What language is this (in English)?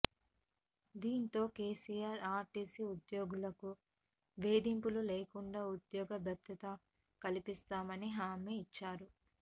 Telugu